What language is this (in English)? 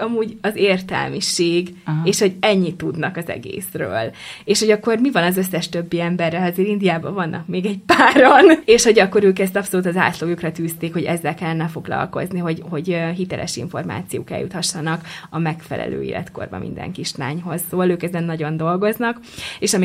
Hungarian